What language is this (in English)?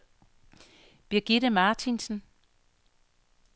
Danish